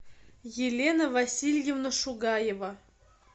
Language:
Russian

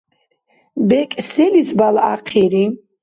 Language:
Dargwa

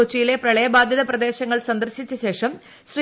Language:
Malayalam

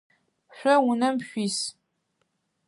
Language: Adyghe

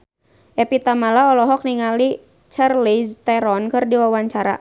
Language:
Sundanese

